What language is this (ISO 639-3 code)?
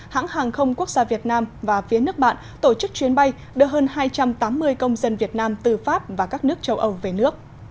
vie